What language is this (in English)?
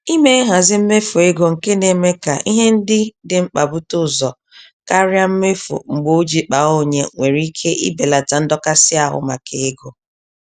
Igbo